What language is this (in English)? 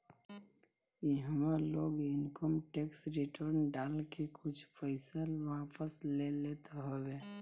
Bhojpuri